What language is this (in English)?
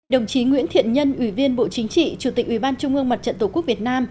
Vietnamese